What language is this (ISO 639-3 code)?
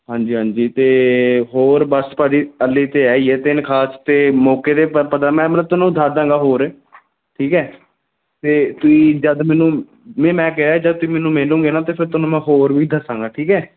pan